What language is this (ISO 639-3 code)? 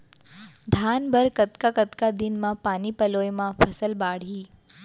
hne